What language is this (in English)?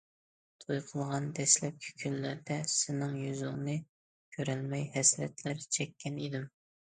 Uyghur